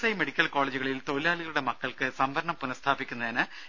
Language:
Malayalam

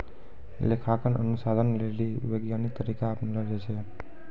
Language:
Maithili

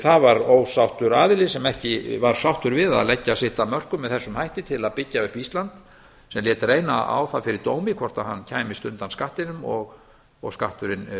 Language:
Icelandic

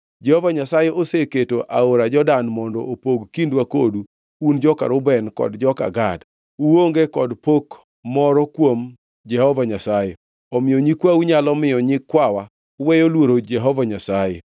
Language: Luo (Kenya and Tanzania)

